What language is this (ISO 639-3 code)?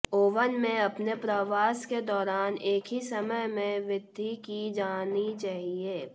hin